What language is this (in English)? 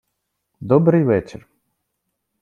Ukrainian